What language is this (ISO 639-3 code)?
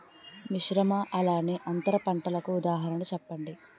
tel